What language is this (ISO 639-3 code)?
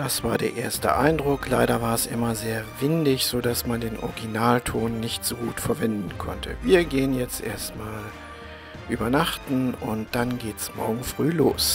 deu